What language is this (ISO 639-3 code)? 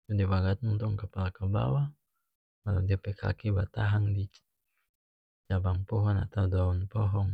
max